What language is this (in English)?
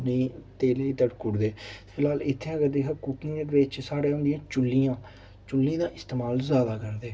Dogri